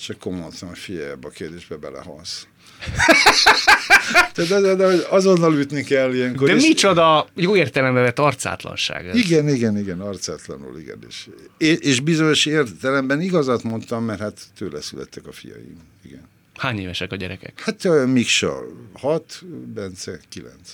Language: Hungarian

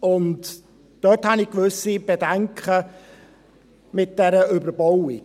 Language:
Swiss German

